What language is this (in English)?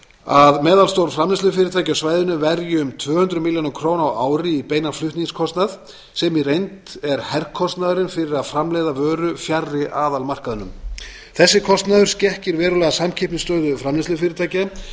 Icelandic